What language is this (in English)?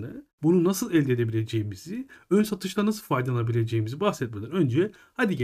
Turkish